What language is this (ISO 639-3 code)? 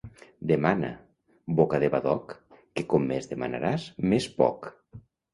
cat